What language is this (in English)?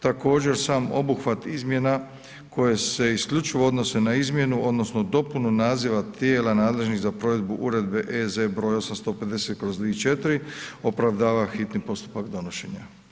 Croatian